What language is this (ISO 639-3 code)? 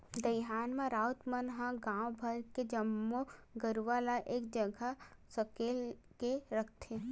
hne